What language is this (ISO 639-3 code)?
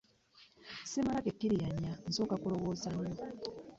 lug